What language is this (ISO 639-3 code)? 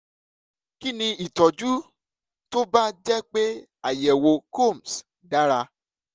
yor